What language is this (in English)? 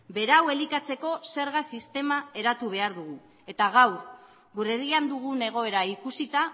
Basque